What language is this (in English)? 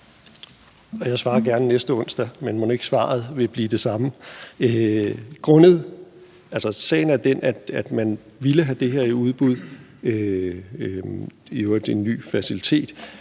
Danish